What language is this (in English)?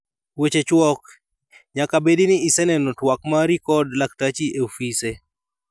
Luo (Kenya and Tanzania)